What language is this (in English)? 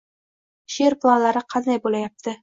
Uzbek